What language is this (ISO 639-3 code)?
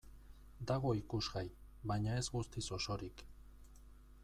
eus